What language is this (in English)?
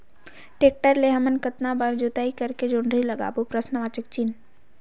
Chhattisgarhi